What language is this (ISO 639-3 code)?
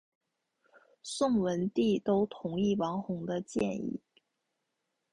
zho